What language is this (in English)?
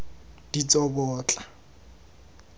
Tswana